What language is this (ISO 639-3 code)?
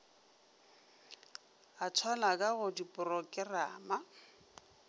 nso